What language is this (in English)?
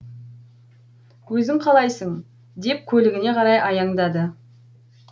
Kazakh